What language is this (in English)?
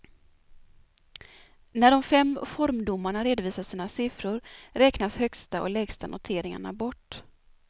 Swedish